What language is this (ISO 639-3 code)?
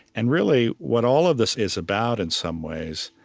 eng